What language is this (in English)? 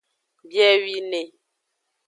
Aja (Benin)